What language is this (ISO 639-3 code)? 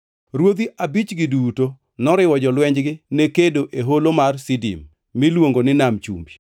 luo